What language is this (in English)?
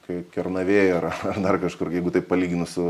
Lithuanian